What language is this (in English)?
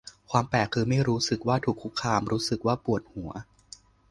Thai